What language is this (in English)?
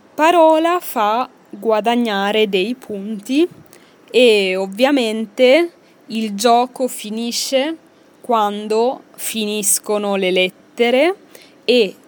Italian